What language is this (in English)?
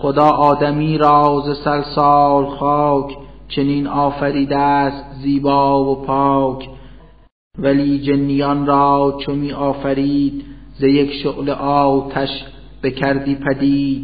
Persian